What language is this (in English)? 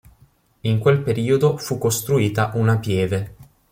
Italian